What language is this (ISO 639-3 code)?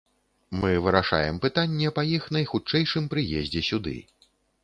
bel